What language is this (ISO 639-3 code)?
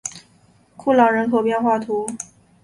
zho